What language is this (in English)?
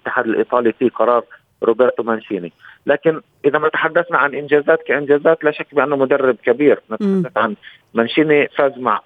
Arabic